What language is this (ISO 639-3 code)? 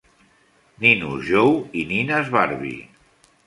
cat